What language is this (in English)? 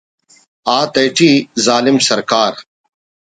Brahui